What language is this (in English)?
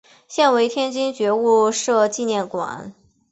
Chinese